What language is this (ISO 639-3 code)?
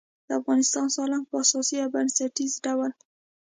pus